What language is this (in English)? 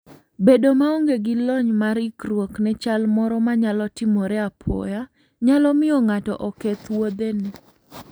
Luo (Kenya and Tanzania)